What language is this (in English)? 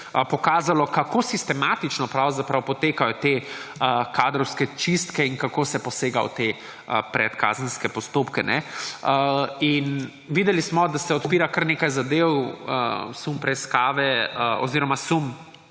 Slovenian